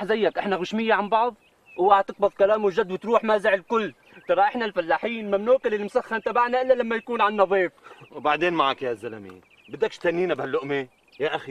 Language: Arabic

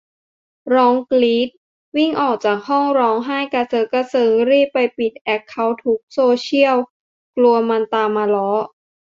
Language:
Thai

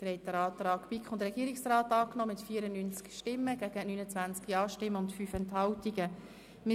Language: Swiss German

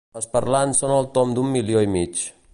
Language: Catalan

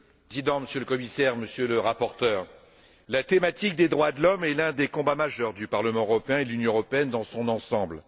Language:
French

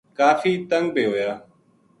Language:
Gujari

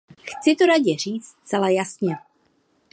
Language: Czech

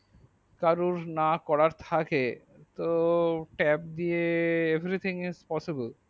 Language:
Bangla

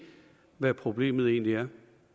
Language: Danish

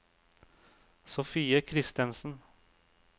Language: Norwegian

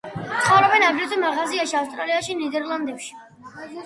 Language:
Georgian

